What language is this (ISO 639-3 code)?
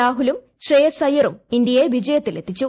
mal